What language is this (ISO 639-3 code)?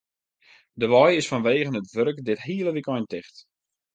fry